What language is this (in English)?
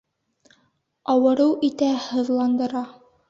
Bashkir